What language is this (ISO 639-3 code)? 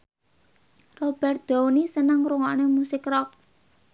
jav